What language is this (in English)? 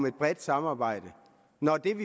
Danish